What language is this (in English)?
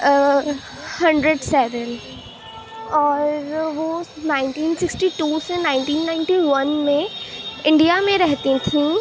Urdu